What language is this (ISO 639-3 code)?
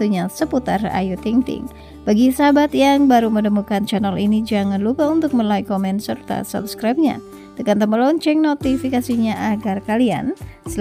ind